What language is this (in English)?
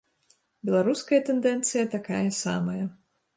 Belarusian